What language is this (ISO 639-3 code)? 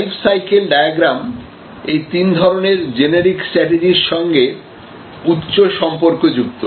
ben